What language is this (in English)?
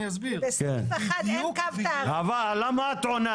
Hebrew